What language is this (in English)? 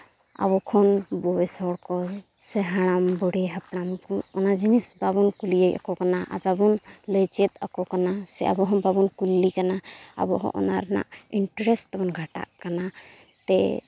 Santali